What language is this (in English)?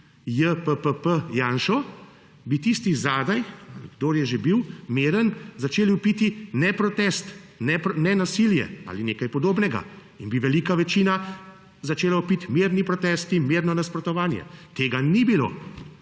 Slovenian